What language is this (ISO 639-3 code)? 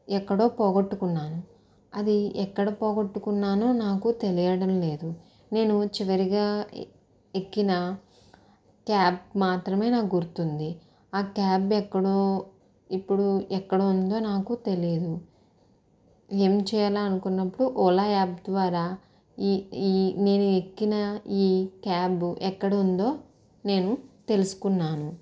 tel